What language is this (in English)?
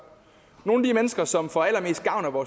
Danish